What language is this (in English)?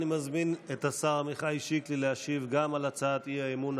Hebrew